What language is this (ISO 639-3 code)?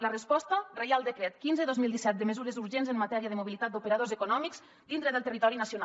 cat